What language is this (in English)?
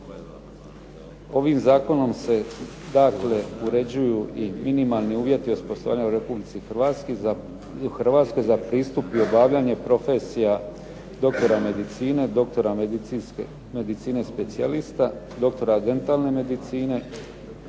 Croatian